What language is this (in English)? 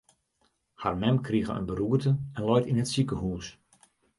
Western Frisian